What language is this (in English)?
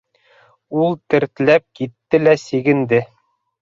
Bashkir